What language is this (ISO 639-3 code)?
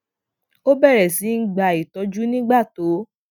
yor